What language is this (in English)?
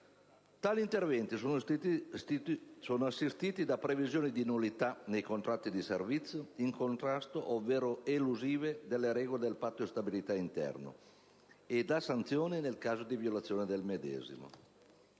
Italian